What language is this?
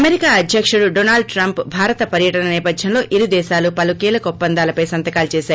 Telugu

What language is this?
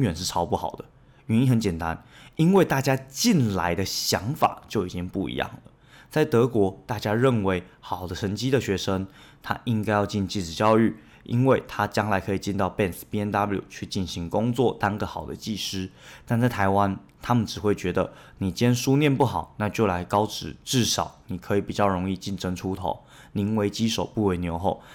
Chinese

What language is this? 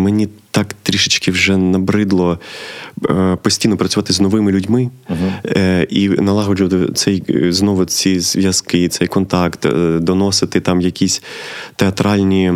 Ukrainian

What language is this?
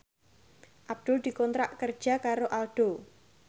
Javanese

